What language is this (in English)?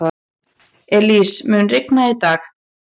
Icelandic